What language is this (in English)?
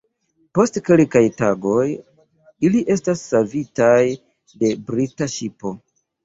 Esperanto